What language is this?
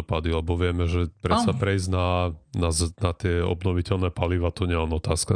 Slovak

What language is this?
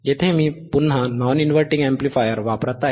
Marathi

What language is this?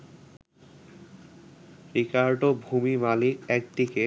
Bangla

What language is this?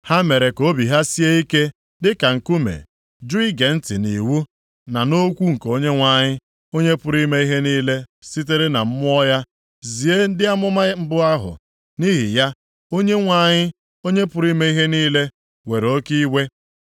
Igbo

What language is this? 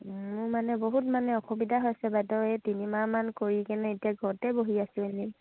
Assamese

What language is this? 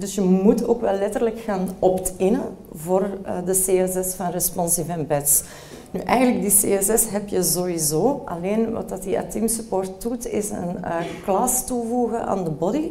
Dutch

